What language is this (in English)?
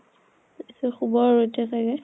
Assamese